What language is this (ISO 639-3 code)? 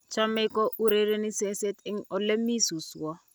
kln